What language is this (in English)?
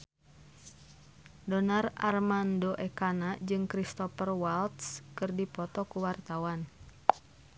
Sundanese